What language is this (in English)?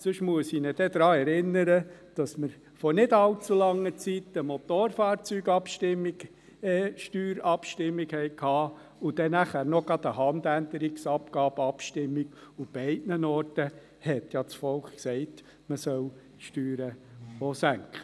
Swiss German